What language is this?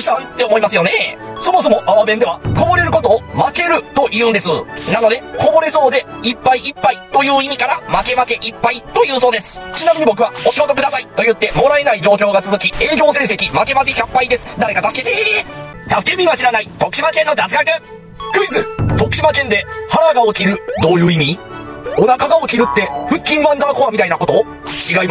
Japanese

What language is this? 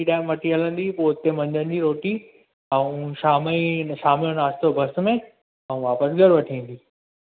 Sindhi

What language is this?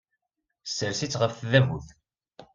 Kabyle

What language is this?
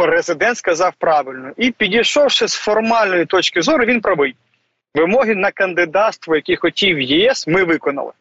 Ukrainian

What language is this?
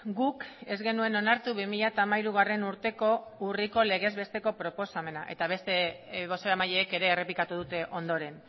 Basque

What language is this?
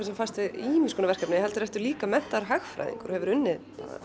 Icelandic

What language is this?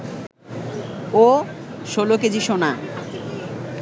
Bangla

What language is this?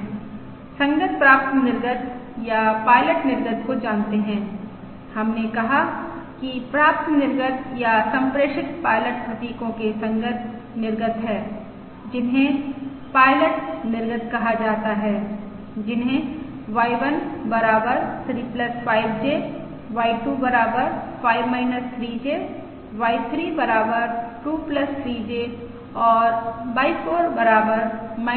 Hindi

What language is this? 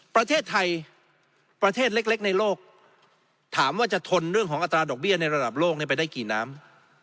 Thai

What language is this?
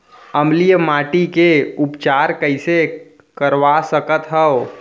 Chhattisgarhi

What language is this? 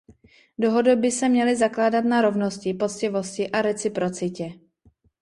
Czech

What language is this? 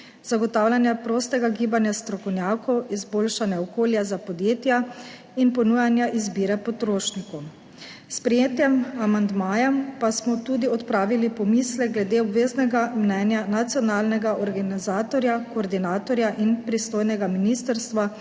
Slovenian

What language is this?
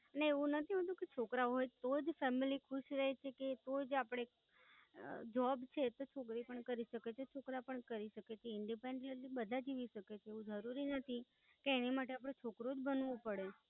Gujarati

